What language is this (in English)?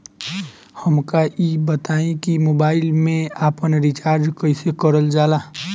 Bhojpuri